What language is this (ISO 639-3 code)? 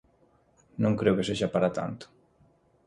glg